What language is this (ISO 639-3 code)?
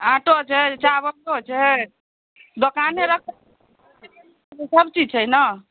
mai